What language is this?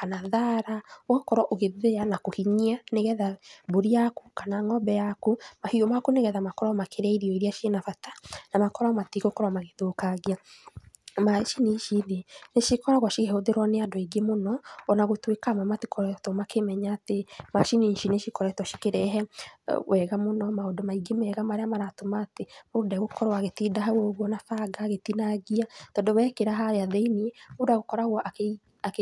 Kikuyu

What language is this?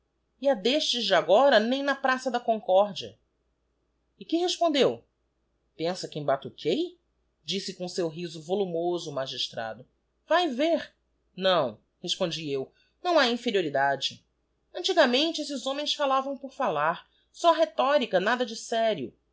Portuguese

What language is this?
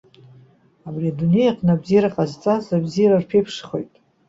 Abkhazian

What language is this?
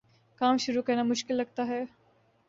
Urdu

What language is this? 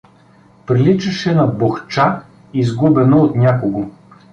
Bulgarian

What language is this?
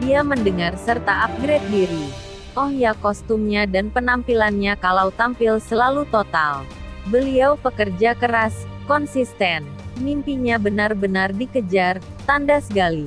Indonesian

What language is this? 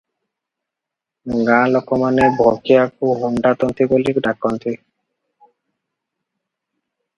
Odia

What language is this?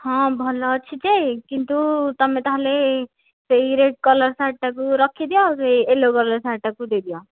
Odia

